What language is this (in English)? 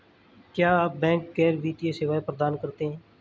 Hindi